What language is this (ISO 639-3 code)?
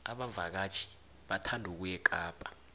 nbl